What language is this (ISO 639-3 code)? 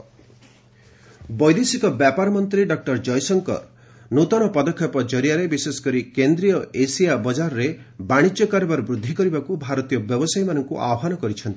ori